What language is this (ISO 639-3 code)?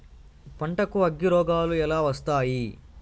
tel